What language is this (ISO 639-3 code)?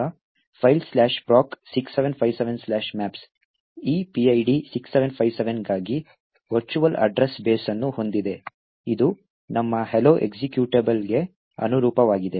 kan